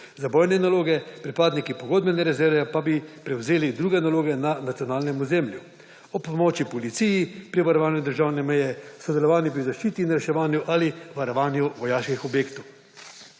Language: Slovenian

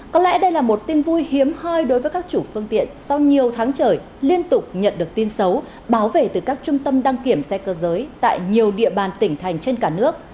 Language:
Vietnamese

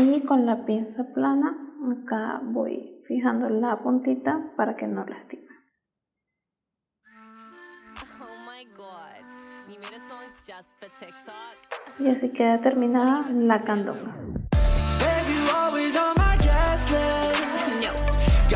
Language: Spanish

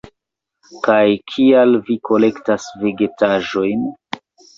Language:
Esperanto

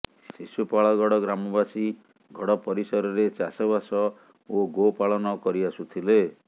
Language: Odia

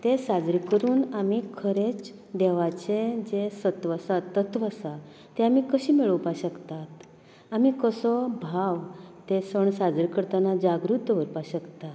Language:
Konkani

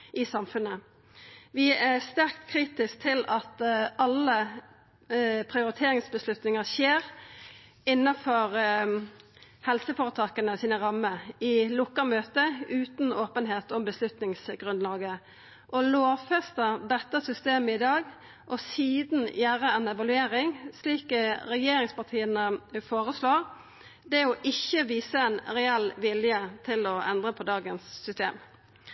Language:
Norwegian Nynorsk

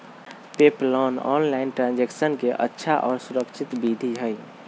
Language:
Magahi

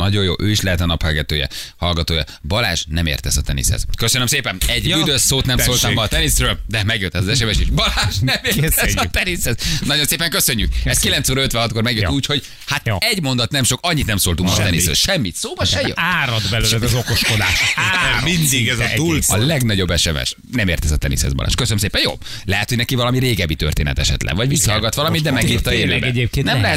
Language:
Hungarian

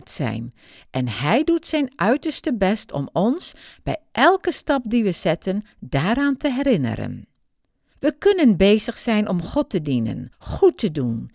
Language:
Dutch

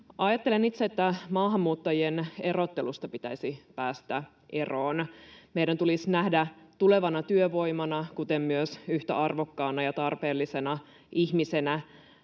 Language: Finnish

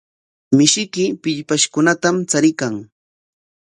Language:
Corongo Ancash Quechua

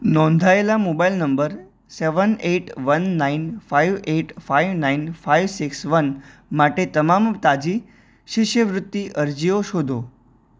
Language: Gujarati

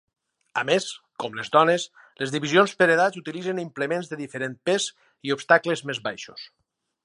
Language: Catalan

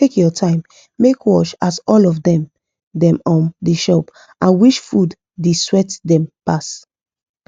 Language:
Nigerian Pidgin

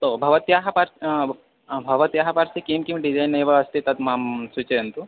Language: Sanskrit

